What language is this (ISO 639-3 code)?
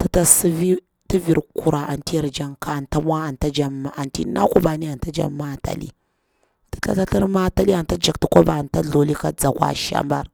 bwr